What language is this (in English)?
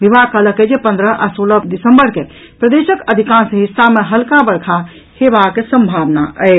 Maithili